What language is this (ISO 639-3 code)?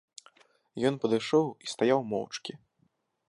bel